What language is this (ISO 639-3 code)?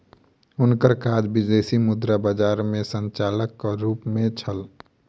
mai